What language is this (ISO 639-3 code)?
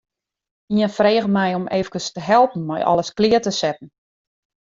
fry